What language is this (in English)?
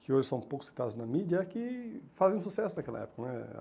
Portuguese